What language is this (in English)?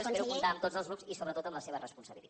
Catalan